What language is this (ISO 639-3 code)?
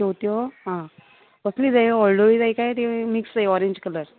kok